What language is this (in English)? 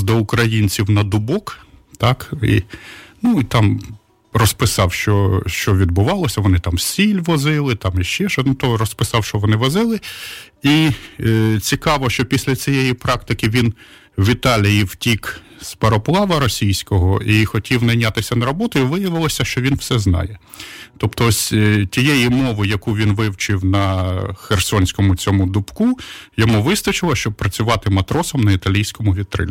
Ukrainian